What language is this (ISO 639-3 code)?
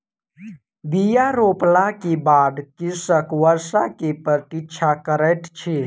mai